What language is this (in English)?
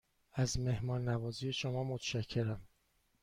Persian